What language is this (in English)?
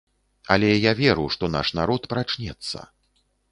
Belarusian